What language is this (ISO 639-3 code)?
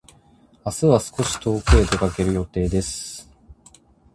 jpn